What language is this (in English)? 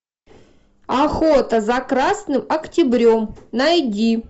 Russian